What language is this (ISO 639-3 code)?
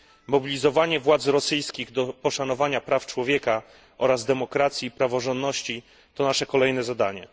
pol